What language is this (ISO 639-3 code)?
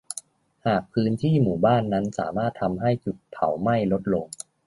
tha